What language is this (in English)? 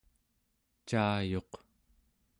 Central Yupik